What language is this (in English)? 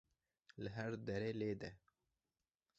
Kurdish